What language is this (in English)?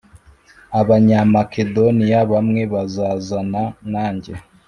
Kinyarwanda